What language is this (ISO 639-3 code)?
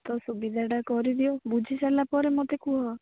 ori